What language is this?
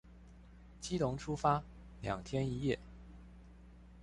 Chinese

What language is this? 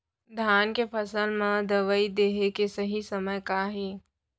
Chhattisgarhi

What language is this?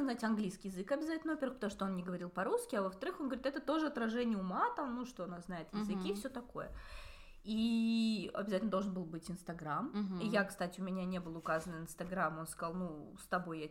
Russian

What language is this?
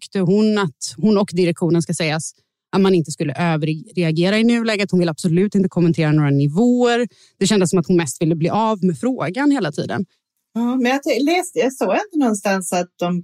Swedish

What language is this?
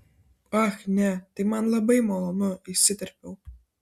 Lithuanian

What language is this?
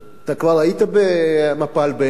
Hebrew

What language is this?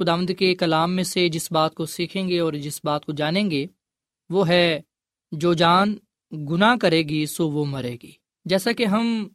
Urdu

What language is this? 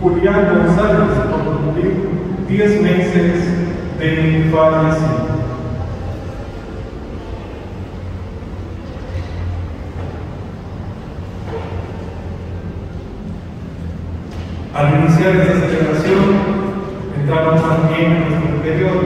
Spanish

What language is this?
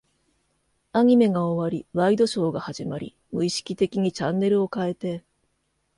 Japanese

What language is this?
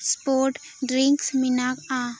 Santali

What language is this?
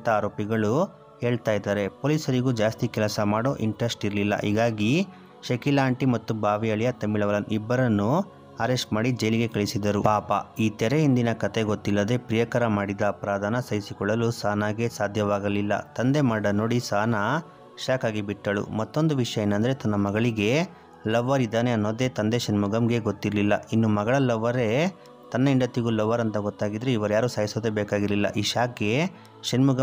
Kannada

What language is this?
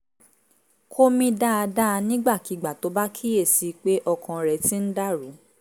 Yoruba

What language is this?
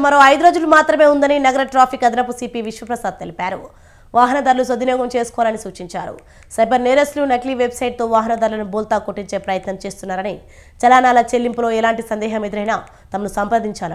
Telugu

